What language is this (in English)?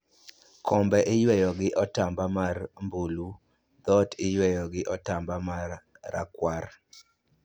Luo (Kenya and Tanzania)